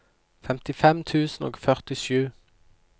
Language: Norwegian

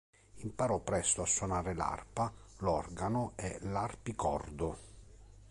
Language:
Italian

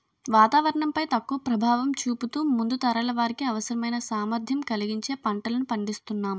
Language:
Telugu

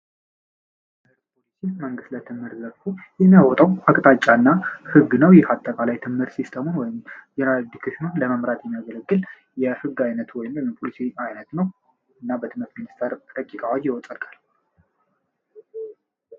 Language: Amharic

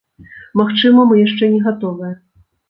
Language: Belarusian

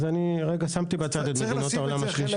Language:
Hebrew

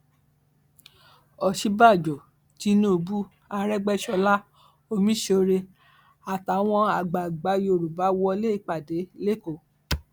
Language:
Yoruba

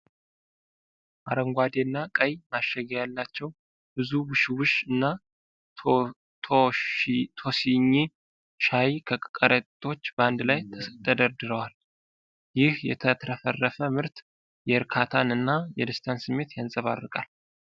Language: Amharic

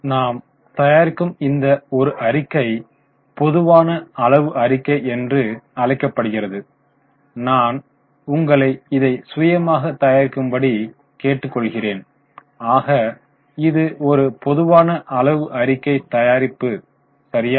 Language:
Tamil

